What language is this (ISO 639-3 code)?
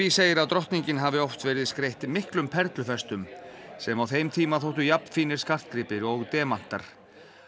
isl